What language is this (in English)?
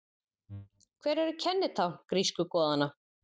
Icelandic